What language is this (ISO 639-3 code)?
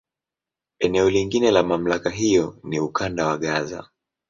swa